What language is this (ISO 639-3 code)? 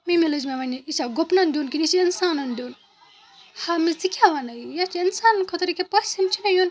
kas